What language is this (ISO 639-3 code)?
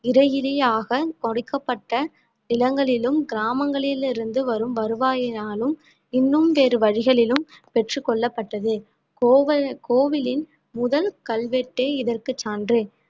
tam